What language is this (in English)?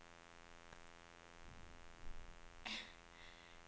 Swedish